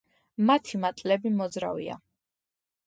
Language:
Georgian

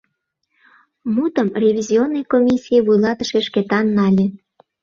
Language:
Mari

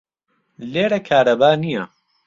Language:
Central Kurdish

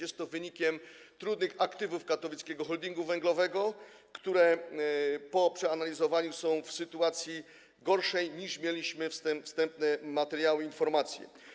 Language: Polish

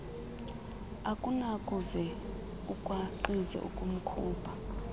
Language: Xhosa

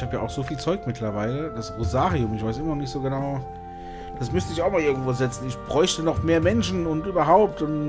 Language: German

